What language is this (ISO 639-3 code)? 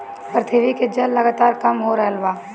bho